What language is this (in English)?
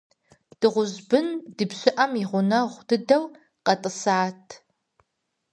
Kabardian